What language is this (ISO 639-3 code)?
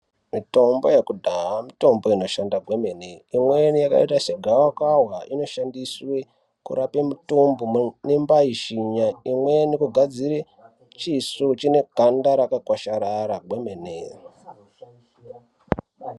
ndc